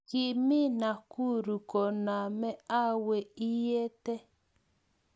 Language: Kalenjin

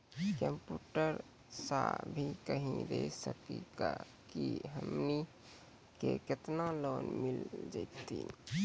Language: Maithili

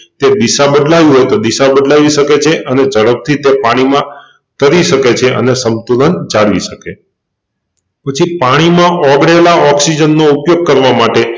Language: Gujarati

